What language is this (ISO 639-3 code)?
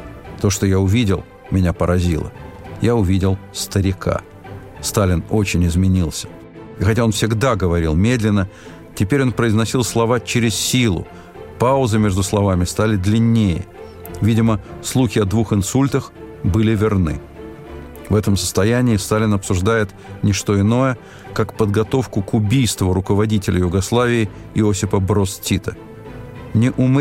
rus